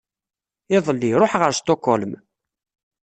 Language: Kabyle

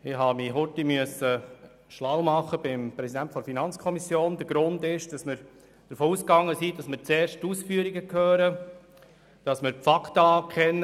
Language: Swiss German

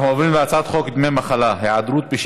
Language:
Hebrew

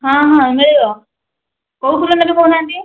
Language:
Odia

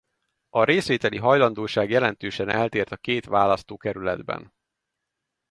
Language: Hungarian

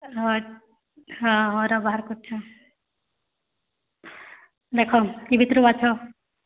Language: Odia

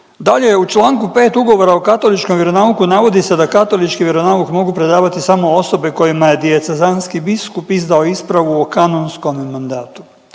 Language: Croatian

